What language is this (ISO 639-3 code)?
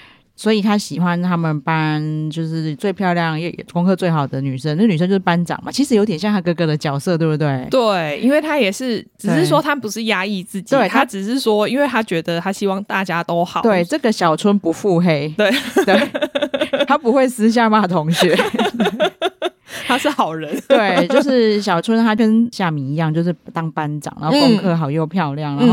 zho